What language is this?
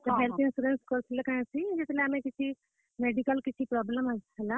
Odia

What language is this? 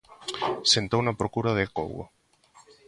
Galician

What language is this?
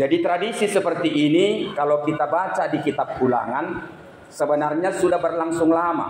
Indonesian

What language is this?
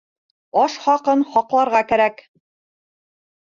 Bashkir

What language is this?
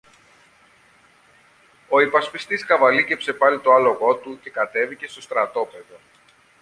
Greek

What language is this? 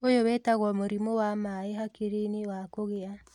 Kikuyu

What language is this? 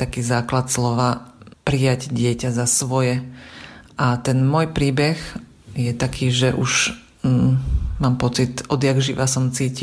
Slovak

